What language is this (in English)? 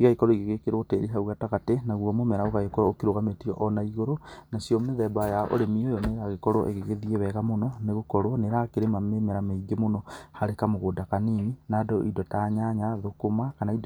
Kikuyu